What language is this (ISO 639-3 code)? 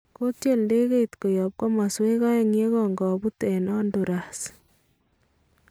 kln